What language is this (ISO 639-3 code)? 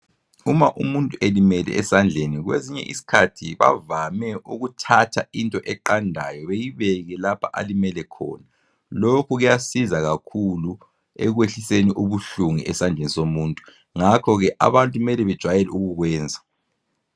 nde